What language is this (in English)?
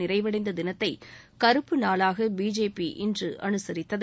Tamil